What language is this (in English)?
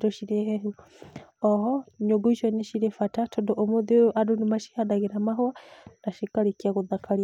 Kikuyu